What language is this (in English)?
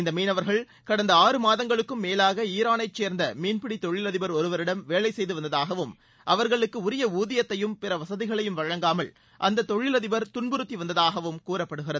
Tamil